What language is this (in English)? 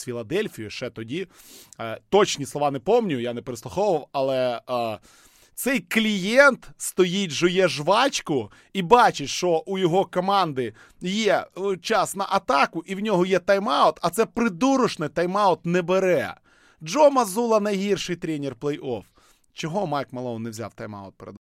Ukrainian